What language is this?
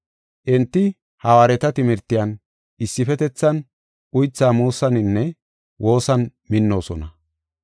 Gofa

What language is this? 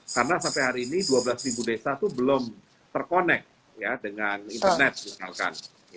Indonesian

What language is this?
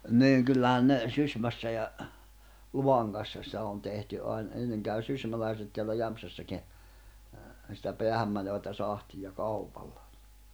Finnish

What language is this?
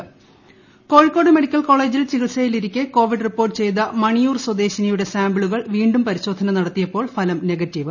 Malayalam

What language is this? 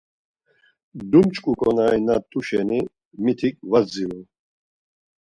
Laz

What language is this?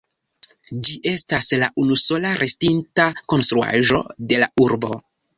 Esperanto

